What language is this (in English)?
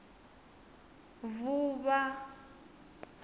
Venda